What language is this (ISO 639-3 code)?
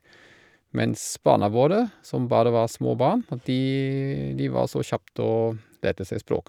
nor